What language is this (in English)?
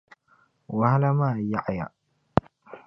Dagbani